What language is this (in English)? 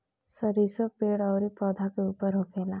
Bhojpuri